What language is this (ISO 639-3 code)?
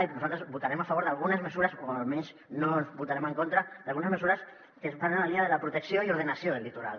cat